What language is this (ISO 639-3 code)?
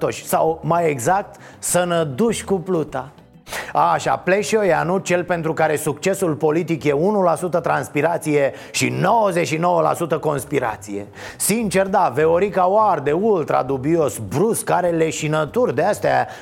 ron